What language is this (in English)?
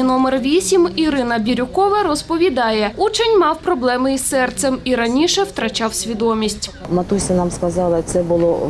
Ukrainian